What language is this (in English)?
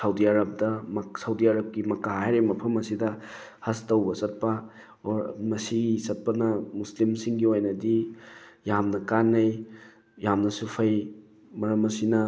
Manipuri